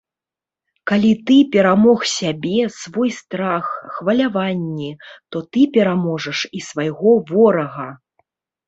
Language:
Belarusian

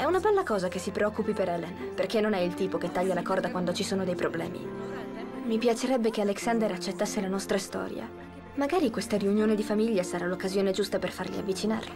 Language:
Italian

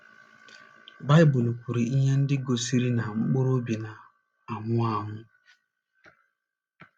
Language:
Igbo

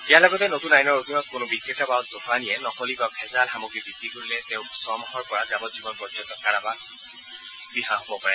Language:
Assamese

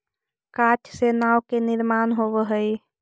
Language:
Magahi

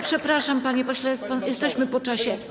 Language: Polish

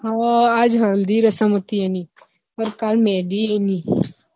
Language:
Gujarati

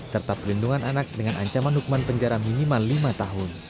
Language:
Indonesian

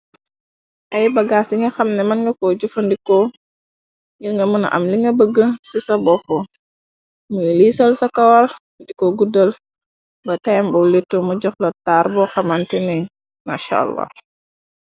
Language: Wolof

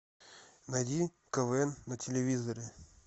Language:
Russian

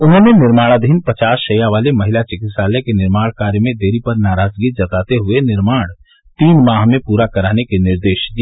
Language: Hindi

